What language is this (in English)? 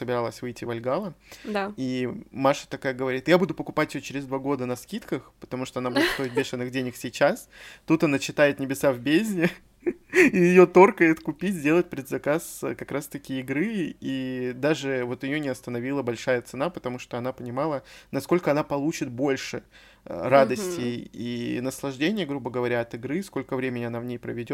Russian